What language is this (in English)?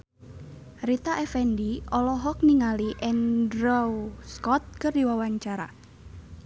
Sundanese